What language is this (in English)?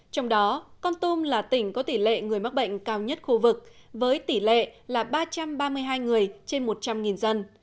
Vietnamese